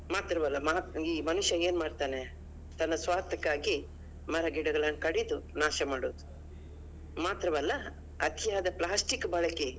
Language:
Kannada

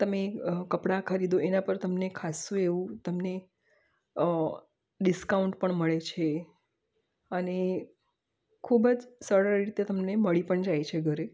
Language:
Gujarati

